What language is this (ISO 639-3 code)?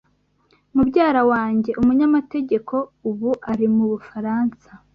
kin